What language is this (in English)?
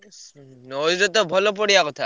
Odia